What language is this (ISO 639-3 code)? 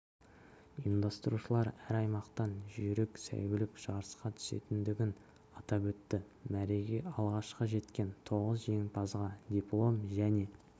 kaz